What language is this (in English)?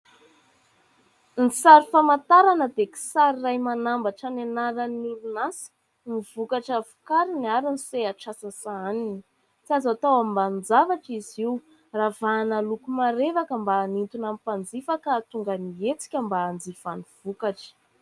Malagasy